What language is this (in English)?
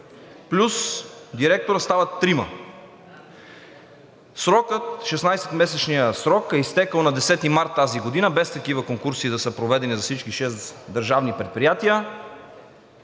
Bulgarian